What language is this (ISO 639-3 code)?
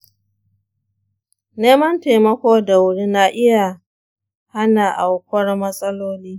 hau